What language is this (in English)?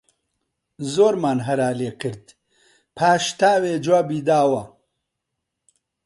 Central Kurdish